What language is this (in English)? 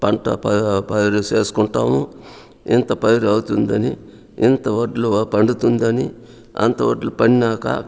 Telugu